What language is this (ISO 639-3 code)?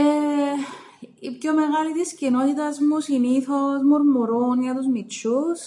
ell